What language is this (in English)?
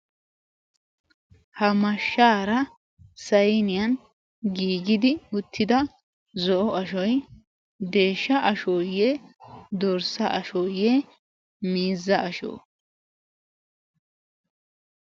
Wolaytta